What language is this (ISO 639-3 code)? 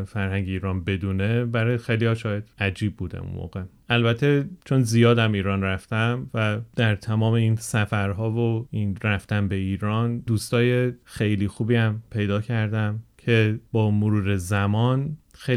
fas